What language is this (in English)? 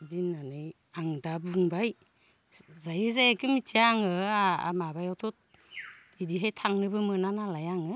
Bodo